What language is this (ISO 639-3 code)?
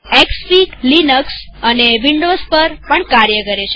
guj